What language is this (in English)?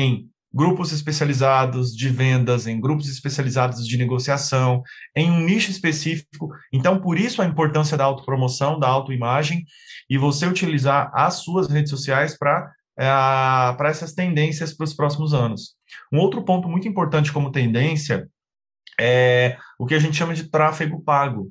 Portuguese